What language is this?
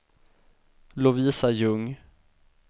Swedish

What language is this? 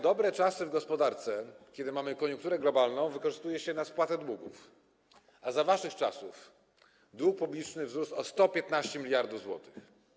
Polish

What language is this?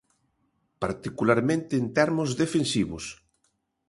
Galician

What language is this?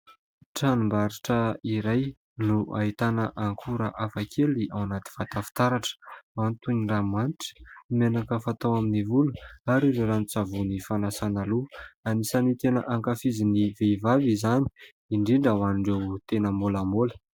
Malagasy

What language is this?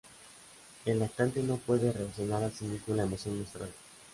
Spanish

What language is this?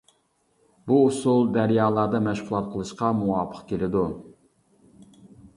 Uyghur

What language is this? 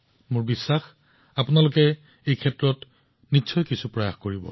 Assamese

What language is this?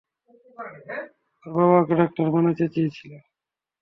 Bangla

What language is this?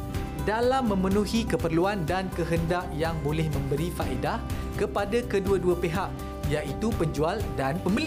Malay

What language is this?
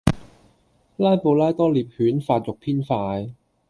Cantonese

